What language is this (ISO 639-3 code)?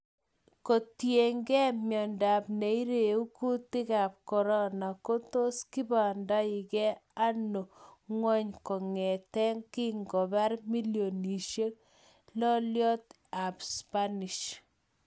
kln